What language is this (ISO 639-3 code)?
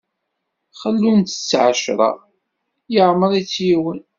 kab